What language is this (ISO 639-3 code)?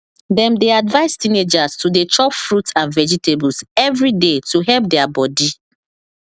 pcm